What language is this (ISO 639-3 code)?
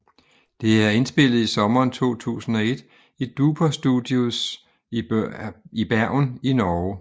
dan